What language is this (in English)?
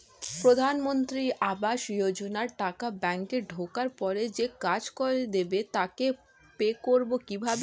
Bangla